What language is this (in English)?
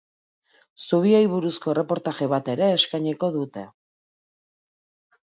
Basque